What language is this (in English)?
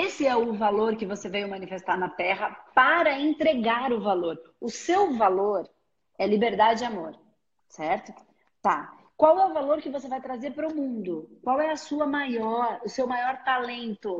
Portuguese